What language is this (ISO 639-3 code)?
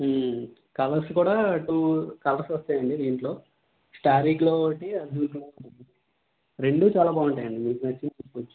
tel